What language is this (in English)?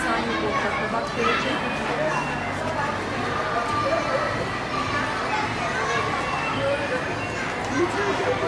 Turkish